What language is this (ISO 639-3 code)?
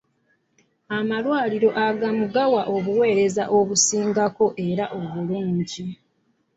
lug